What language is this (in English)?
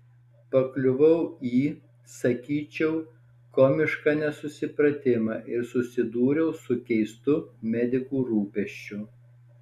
Lithuanian